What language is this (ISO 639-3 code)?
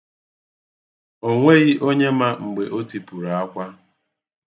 ibo